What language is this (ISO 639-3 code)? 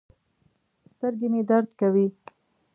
pus